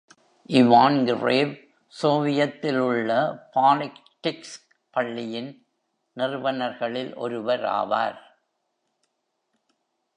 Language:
Tamil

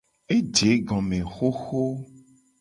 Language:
Gen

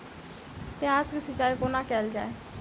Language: Maithili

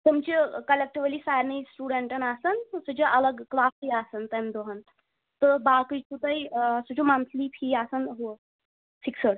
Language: Kashmiri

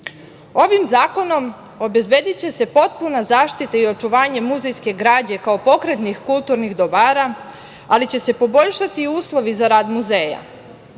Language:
Serbian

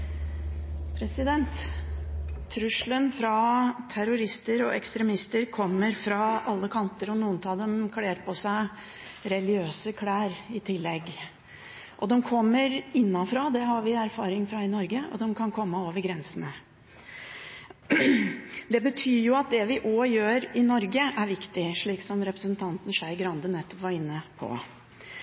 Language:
Norwegian Bokmål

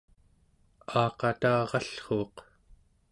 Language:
Central Yupik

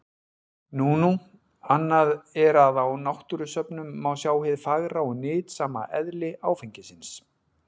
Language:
Icelandic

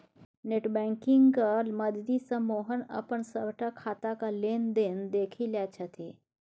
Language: Maithili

